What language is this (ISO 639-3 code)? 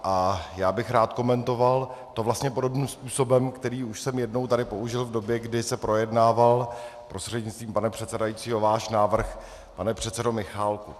ces